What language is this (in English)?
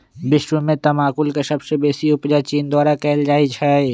Magahi